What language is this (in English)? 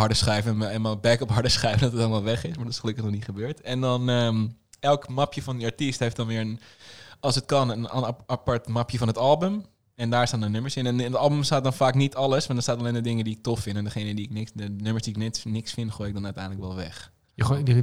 Dutch